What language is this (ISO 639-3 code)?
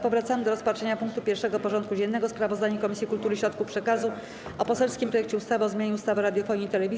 pol